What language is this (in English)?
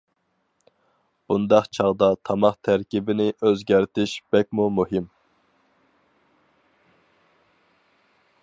Uyghur